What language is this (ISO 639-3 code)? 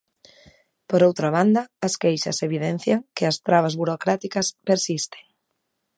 glg